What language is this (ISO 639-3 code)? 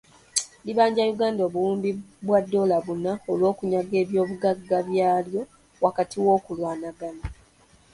lug